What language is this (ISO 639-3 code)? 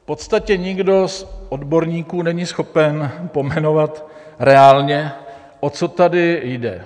ces